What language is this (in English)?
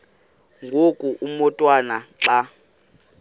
Xhosa